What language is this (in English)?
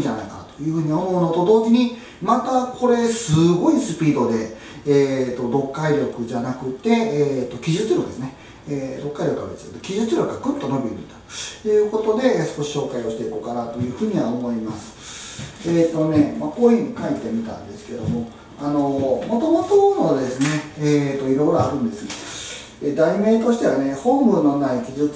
Japanese